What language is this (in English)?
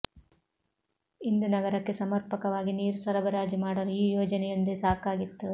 Kannada